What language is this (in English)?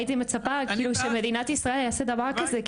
Hebrew